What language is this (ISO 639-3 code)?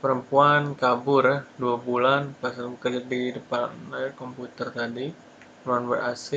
ind